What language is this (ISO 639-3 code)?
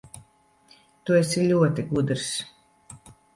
lav